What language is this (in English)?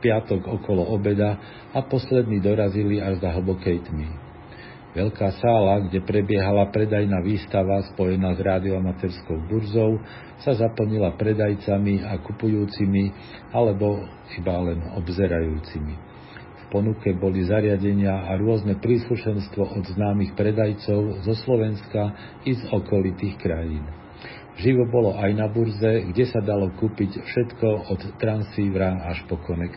Slovak